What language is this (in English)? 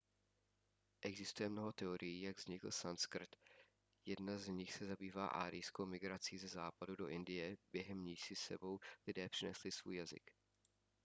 Czech